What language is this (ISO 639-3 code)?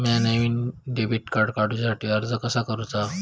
mar